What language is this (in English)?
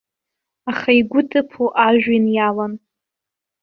Abkhazian